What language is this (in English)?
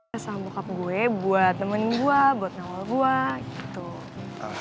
Indonesian